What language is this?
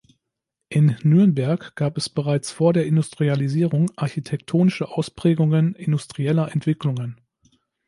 German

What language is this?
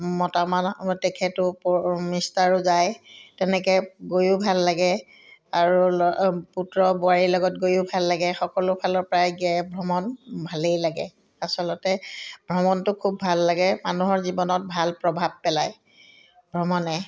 Assamese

